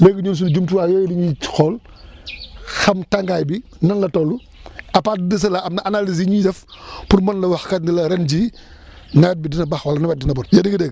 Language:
Wolof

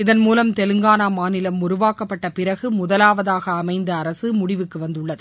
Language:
Tamil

